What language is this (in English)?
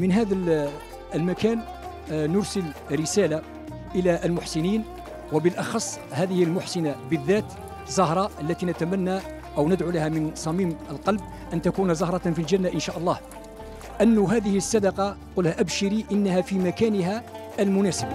Arabic